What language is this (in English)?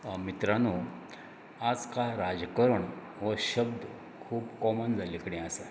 Konkani